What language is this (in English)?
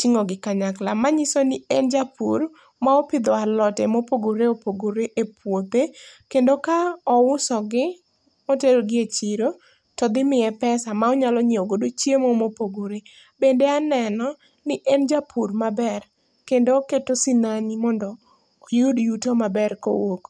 Luo (Kenya and Tanzania)